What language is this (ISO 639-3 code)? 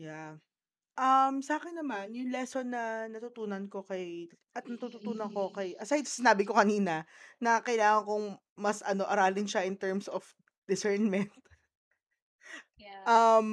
fil